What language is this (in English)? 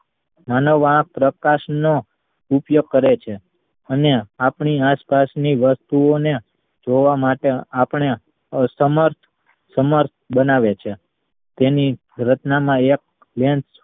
Gujarati